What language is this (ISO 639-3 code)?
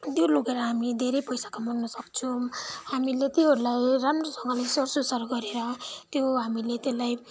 nep